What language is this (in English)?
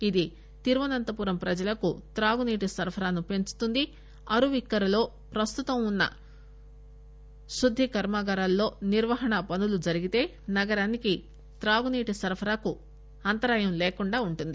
Telugu